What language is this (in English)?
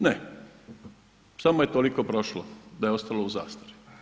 Croatian